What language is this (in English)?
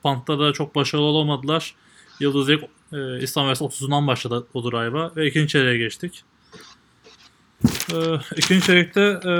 Turkish